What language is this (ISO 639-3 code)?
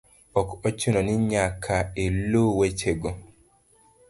luo